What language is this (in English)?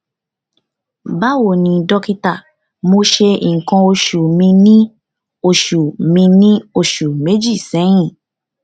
Yoruba